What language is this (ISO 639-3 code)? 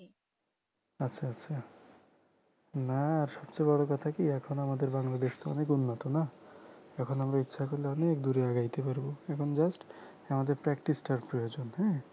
ben